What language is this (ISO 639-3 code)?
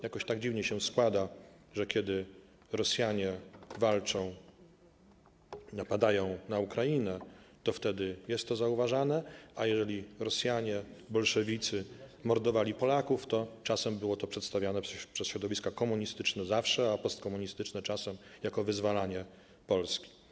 pol